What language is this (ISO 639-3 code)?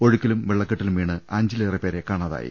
mal